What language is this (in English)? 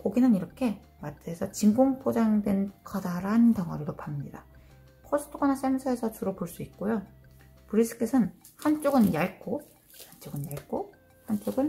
Korean